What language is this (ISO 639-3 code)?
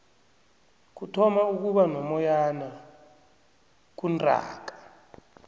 nbl